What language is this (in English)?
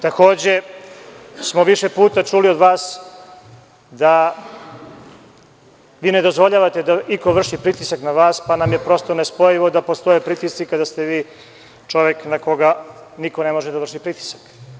Serbian